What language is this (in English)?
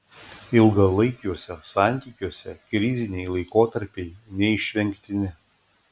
Lithuanian